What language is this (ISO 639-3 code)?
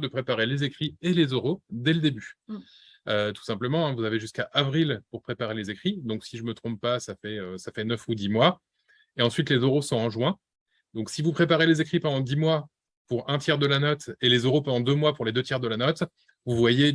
fra